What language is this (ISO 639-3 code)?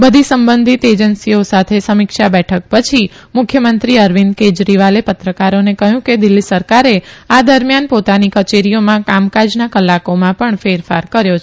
guj